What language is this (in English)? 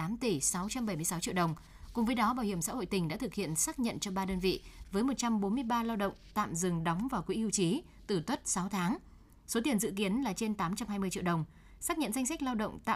Vietnamese